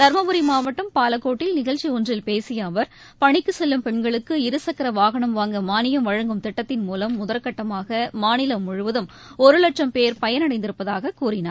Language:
Tamil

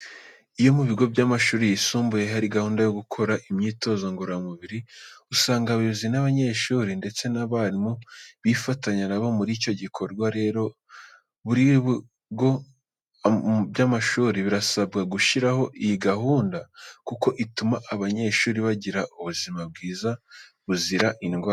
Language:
Kinyarwanda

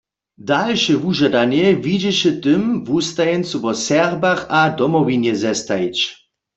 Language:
Upper Sorbian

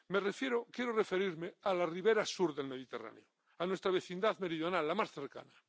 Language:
Spanish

